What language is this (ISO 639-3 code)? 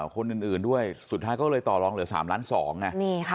tha